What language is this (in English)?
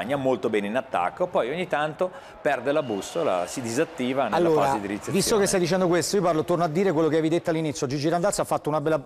Italian